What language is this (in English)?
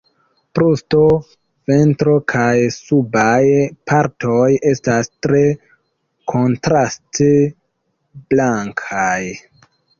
Esperanto